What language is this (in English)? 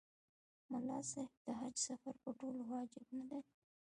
Pashto